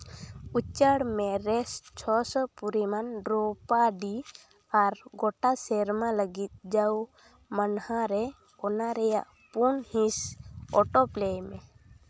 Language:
Santali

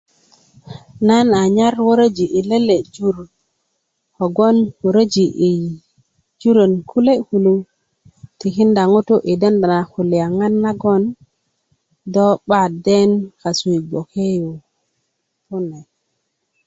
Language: Kuku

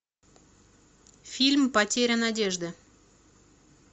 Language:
Russian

